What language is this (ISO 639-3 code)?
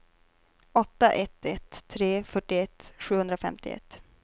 swe